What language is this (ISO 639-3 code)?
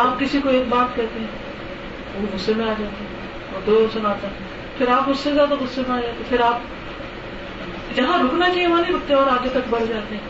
urd